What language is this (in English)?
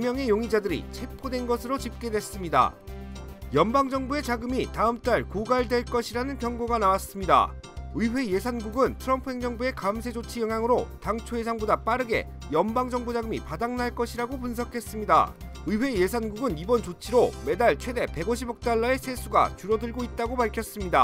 Korean